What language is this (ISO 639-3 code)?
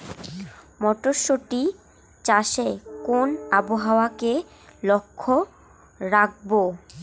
ben